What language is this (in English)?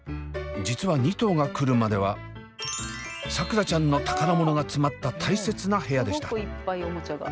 Japanese